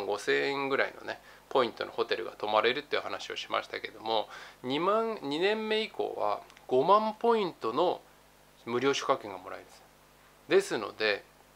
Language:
Japanese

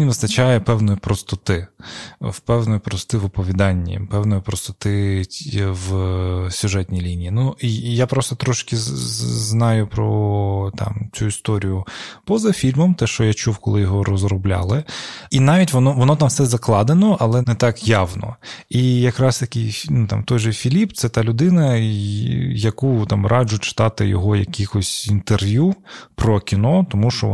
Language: Ukrainian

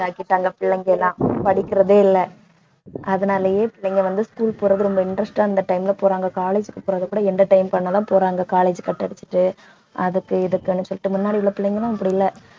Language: Tamil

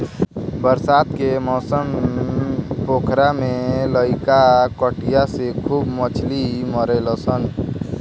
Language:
Bhojpuri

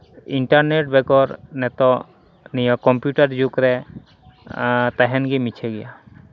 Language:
Santali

